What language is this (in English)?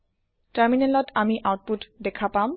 Assamese